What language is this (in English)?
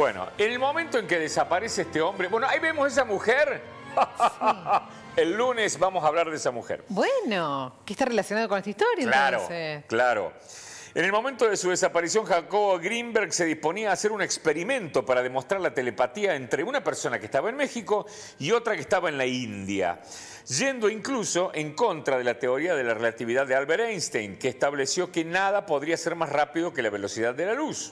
Spanish